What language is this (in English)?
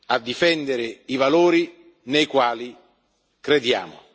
Italian